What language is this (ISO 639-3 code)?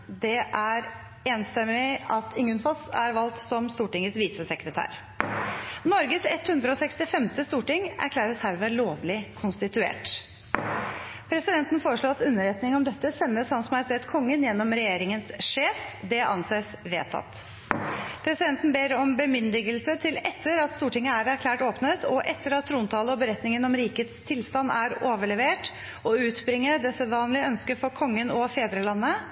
nno